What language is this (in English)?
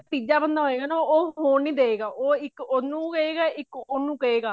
Punjabi